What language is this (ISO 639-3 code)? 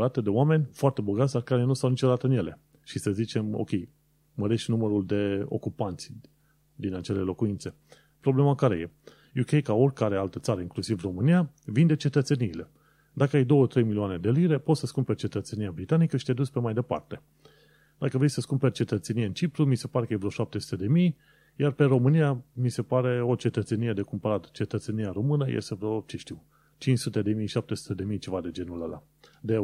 ron